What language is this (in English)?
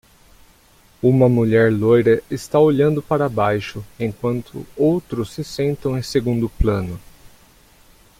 Portuguese